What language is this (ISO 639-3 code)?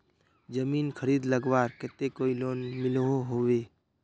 mag